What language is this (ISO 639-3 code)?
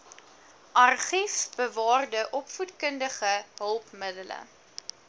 afr